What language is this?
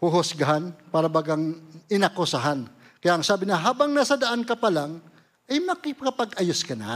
Filipino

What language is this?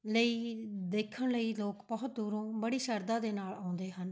Punjabi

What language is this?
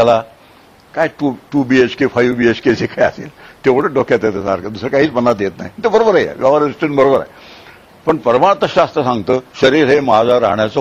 Marathi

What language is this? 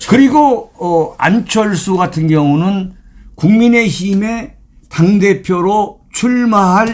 Korean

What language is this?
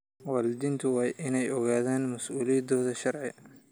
Somali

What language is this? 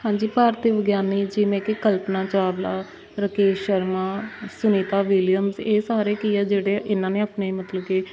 Punjabi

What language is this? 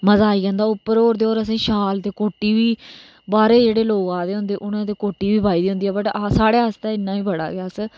Dogri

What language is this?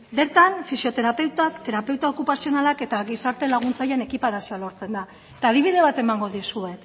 Basque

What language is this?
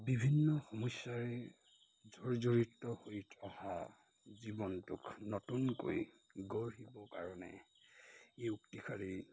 Assamese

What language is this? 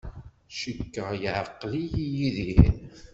Kabyle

